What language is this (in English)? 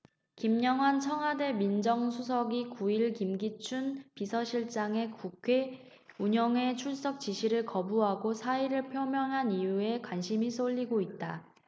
Korean